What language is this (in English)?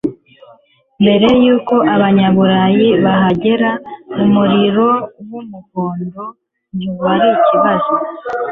Kinyarwanda